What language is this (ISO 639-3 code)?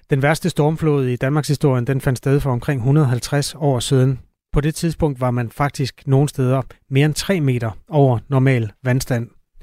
dan